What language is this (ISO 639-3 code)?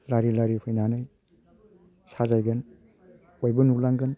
brx